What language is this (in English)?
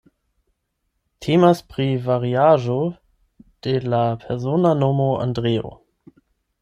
Esperanto